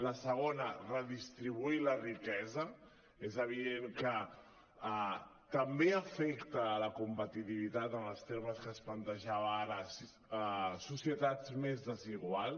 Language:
Catalan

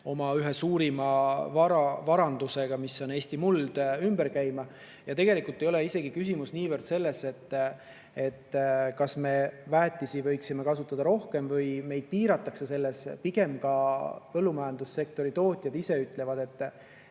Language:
Estonian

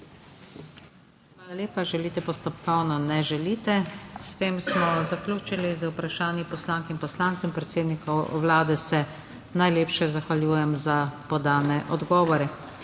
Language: Slovenian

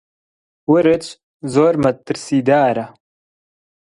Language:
Central Kurdish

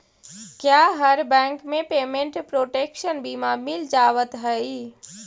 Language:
Magahi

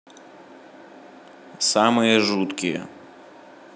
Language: Russian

